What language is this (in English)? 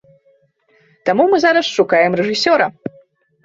Belarusian